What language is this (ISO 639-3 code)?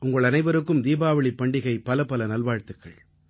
tam